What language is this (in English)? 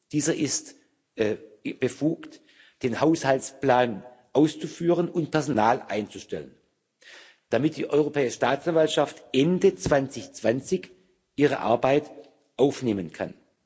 German